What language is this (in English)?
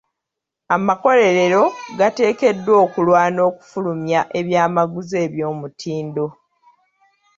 Ganda